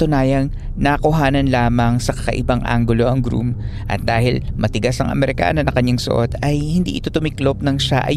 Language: Filipino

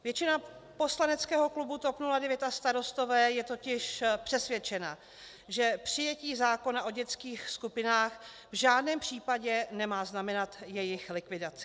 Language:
Czech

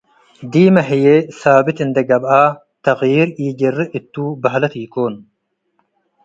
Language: Tigre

